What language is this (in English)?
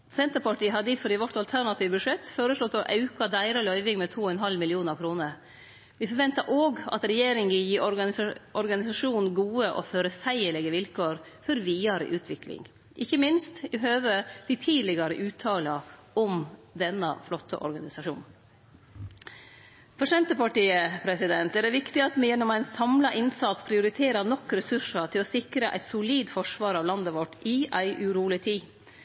Norwegian Nynorsk